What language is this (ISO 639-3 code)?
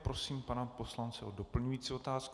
ces